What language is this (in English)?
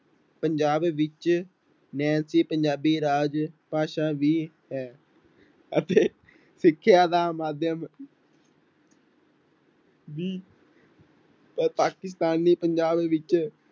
Punjabi